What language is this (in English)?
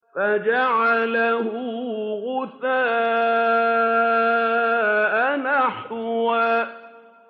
Arabic